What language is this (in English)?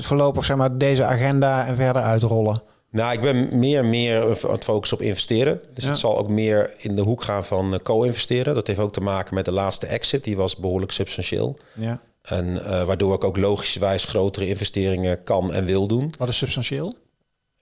Dutch